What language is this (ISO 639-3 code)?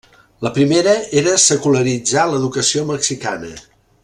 cat